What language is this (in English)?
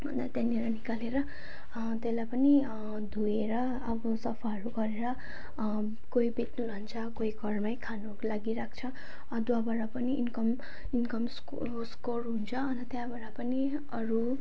Nepali